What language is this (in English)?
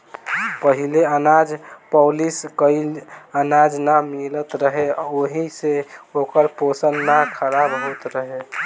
Bhojpuri